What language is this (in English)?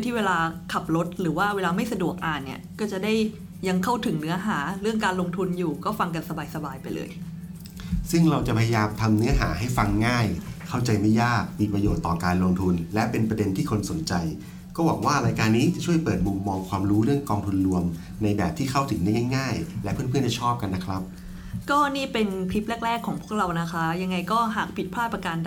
Thai